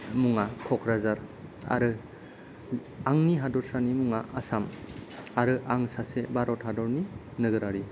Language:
Bodo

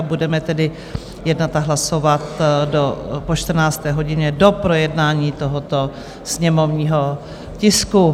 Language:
Czech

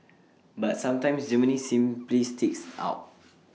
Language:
English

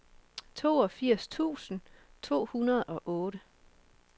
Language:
Danish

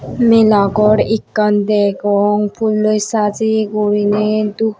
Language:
Chakma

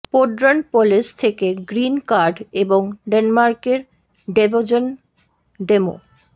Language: Bangla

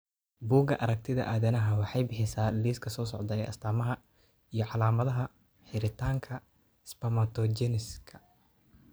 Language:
Somali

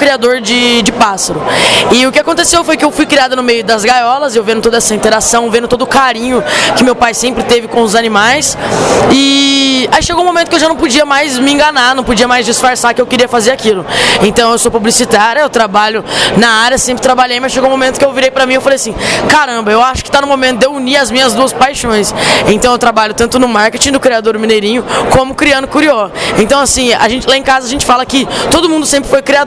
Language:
Portuguese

